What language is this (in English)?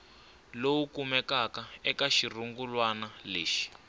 Tsonga